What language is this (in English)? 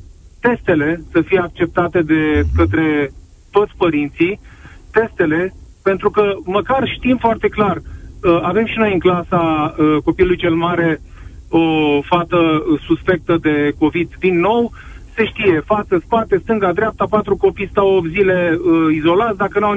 Romanian